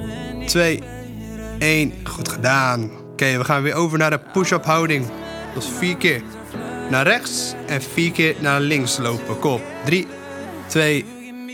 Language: Dutch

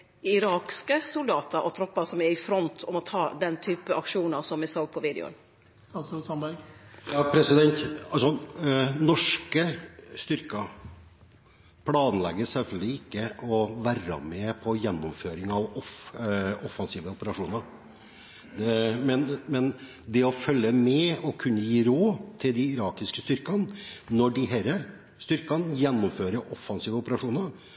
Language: Norwegian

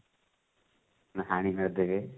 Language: Odia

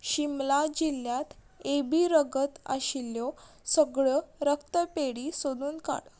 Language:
Konkani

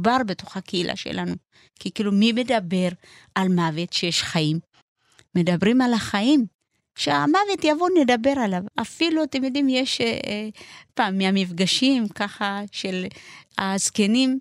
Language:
Hebrew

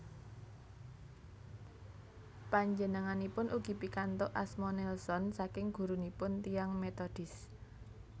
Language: Javanese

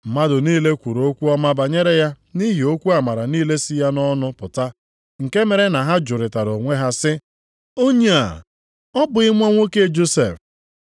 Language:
Igbo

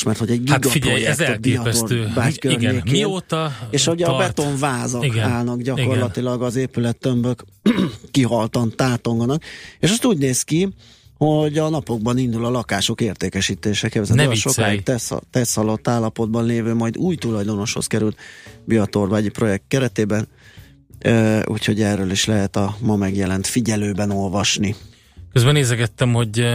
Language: Hungarian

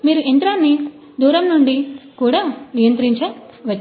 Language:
Telugu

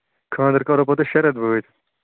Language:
Kashmiri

